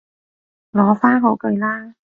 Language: Cantonese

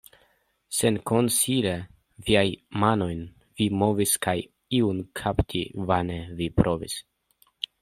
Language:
Esperanto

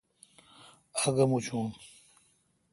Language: Kalkoti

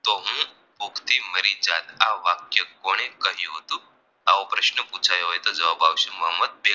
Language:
Gujarati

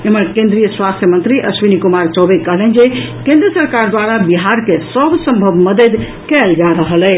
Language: Maithili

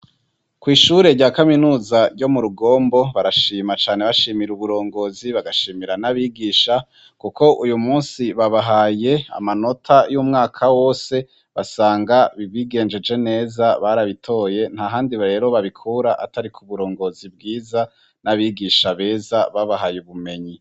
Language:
Rundi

